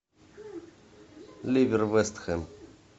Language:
Russian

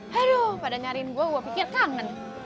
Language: Indonesian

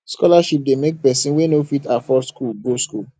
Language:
Nigerian Pidgin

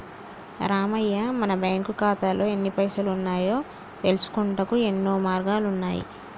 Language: Telugu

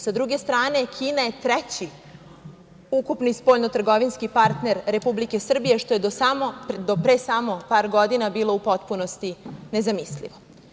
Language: Serbian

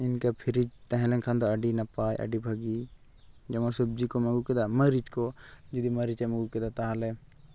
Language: Santali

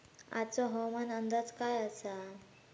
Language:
Marathi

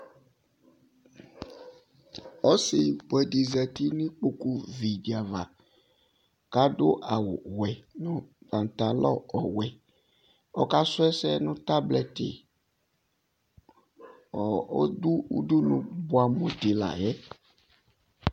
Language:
Ikposo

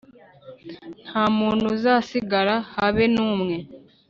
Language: Kinyarwanda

